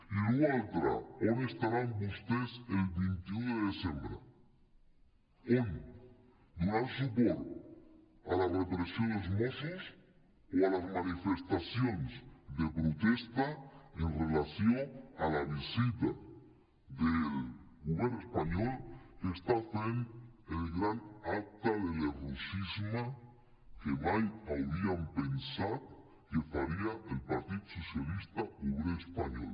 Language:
Catalan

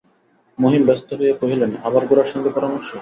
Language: Bangla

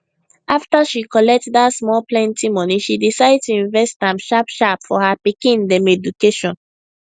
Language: Nigerian Pidgin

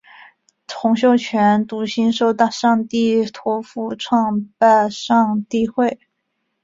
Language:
Chinese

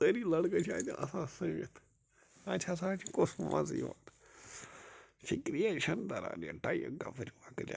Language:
Kashmiri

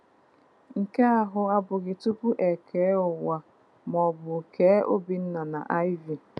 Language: Igbo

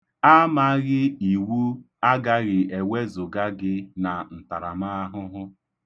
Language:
Igbo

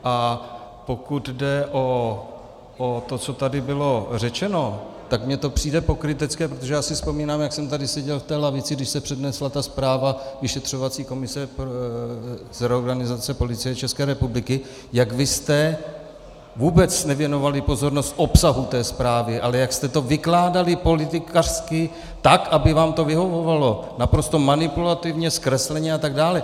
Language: Czech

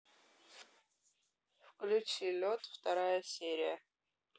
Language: Russian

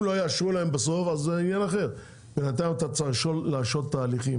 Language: Hebrew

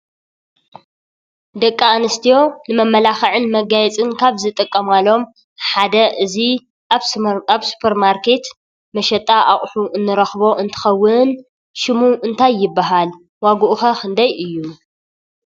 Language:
Tigrinya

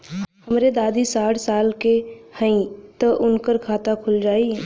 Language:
Bhojpuri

